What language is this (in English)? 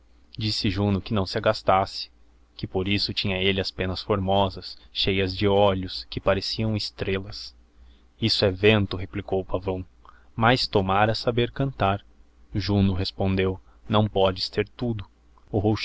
Portuguese